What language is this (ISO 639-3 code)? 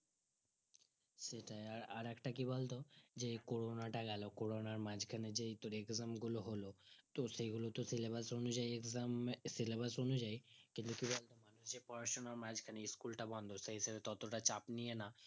ben